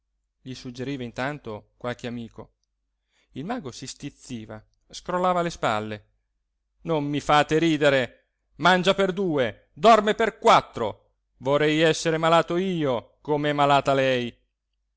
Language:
Italian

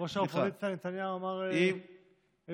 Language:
Hebrew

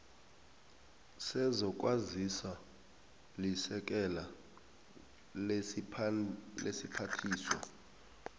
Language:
South Ndebele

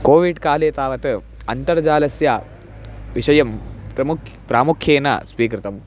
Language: Sanskrit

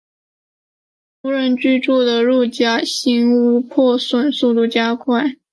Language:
Chinese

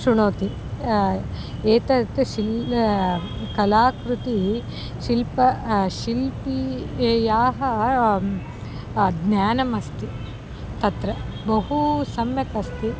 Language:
Sanskrit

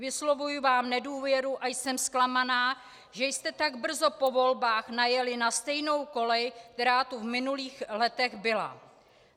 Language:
Czech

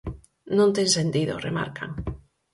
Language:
Galician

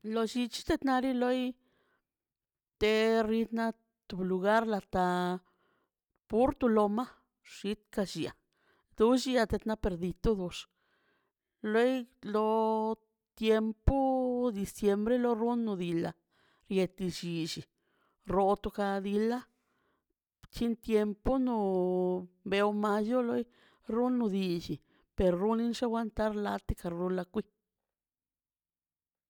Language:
Mazaltepec Zapotec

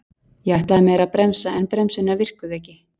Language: Icelandic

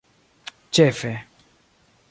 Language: Esperanto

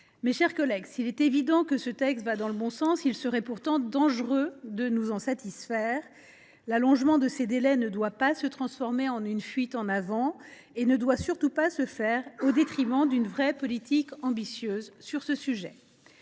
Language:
French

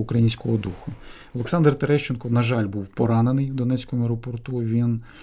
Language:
Ukrainian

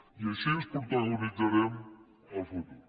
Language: Catalan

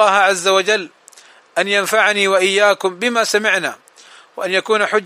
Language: Arabic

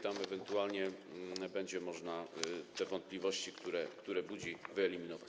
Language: Polish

